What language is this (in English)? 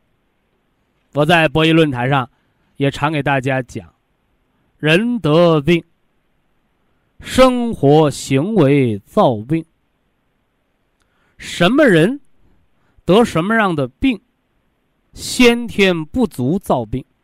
Chinese